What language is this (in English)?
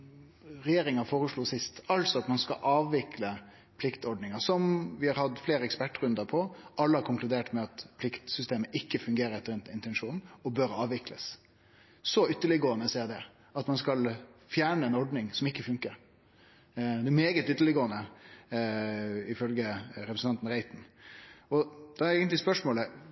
Norwegian Nynorsk